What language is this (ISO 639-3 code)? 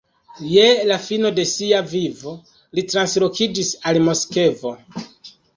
epo